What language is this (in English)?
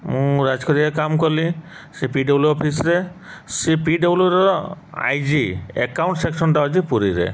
Odia